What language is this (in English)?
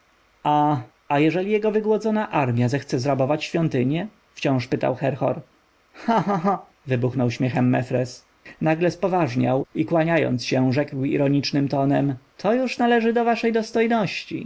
Polish